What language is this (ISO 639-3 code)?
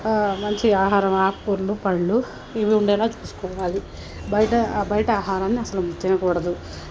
tel